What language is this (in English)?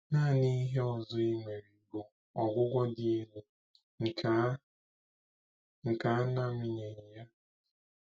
Igbo